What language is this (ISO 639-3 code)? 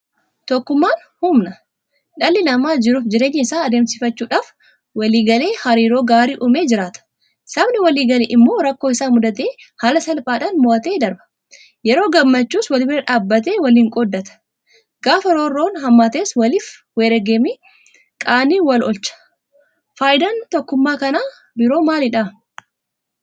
orm